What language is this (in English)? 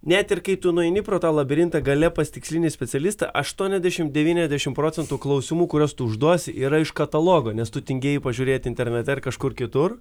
Lithuanian